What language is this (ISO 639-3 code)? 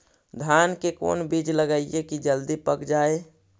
mag